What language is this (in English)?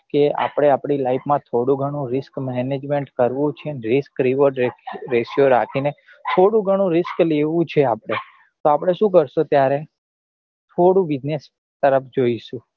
Gujarati